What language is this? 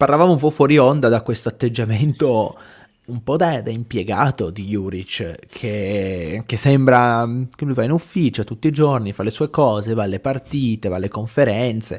Italian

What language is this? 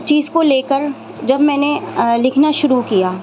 Urdu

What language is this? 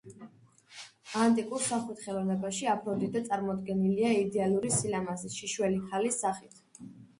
Georgian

